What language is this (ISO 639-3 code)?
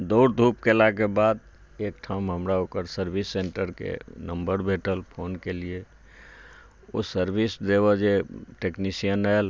mai